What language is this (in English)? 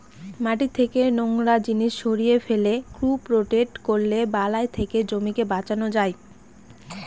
Bangla